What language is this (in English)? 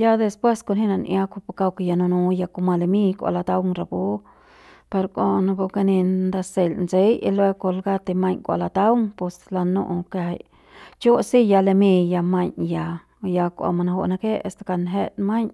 Central Pame